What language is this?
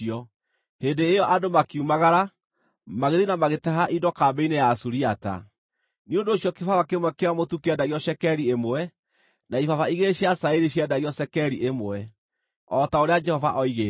Kikuyu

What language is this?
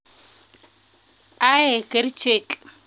Kalenjin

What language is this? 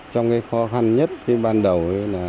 Vietnamese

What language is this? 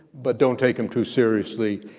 English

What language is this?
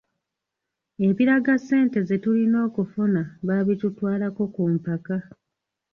Ganda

